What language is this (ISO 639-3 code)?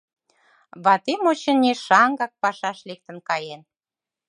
chm